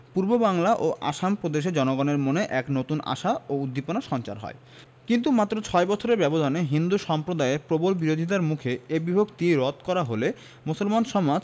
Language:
Bangla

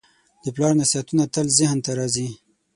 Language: Pashto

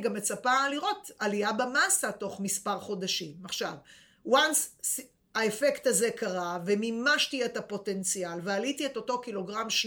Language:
Hebrew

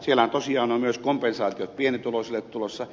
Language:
Finnish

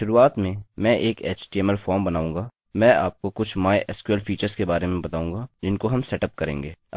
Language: Hindi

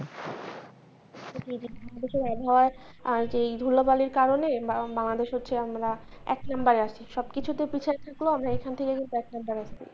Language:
Bangla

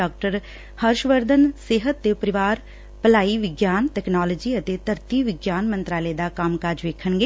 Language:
Punjabi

